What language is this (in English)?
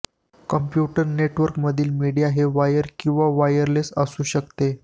Marathi